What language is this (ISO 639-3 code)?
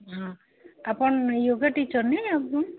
ori